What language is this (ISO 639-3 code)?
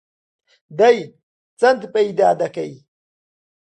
ckb